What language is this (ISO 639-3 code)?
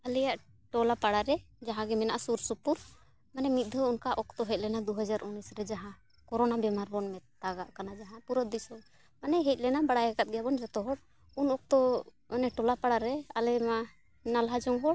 sat